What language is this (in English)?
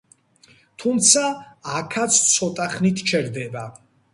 Georgian